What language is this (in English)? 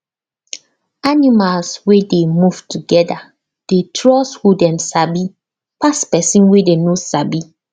Nigerian Pidgin